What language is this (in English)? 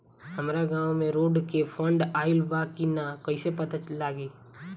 Bhojpuri